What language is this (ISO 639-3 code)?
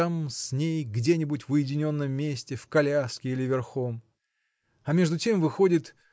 rus